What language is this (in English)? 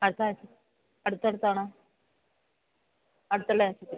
Malayalam